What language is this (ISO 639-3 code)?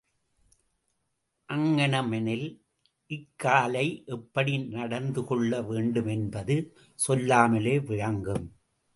tam